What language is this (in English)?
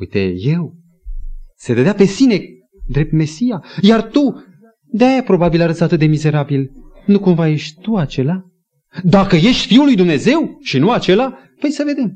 Romanian